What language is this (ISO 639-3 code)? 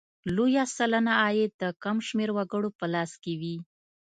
pus